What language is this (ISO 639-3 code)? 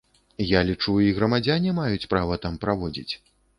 bel